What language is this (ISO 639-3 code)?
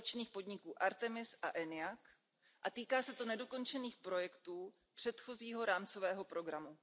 ces